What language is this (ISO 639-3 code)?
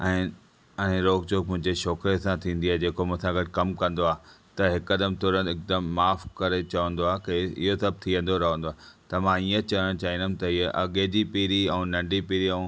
snd